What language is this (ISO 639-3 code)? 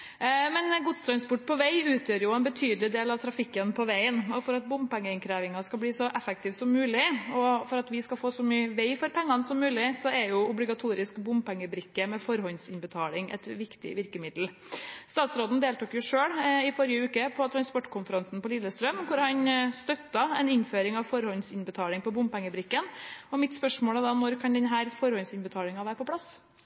nob